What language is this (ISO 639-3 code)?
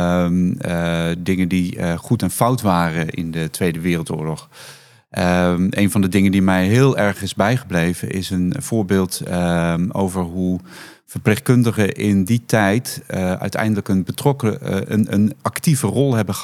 nld